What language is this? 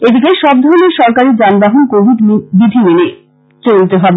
Bangla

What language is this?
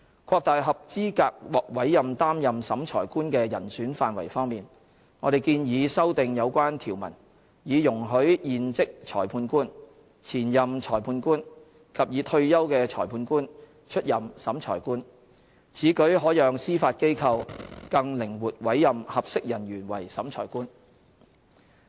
Cantonese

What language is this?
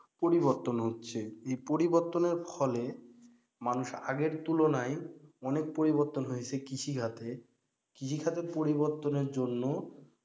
Bangla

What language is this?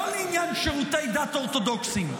Hebrew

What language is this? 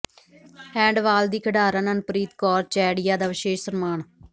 Punjabi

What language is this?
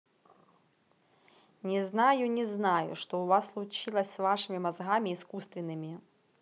Russian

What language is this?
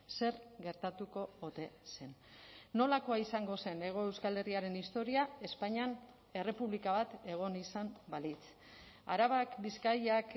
Basque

